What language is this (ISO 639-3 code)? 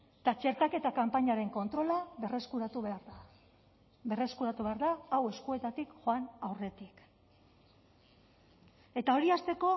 eus